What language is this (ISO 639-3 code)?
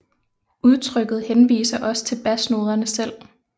dan